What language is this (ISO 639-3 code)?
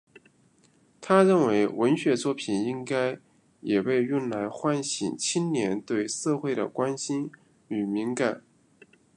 zho